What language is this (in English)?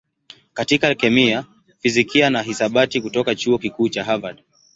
Swahili